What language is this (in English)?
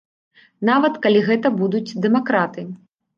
Belarusian